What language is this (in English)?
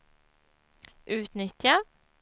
Swedish